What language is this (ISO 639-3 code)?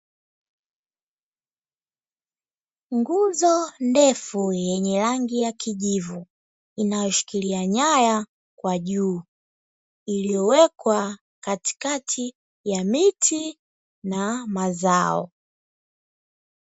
swa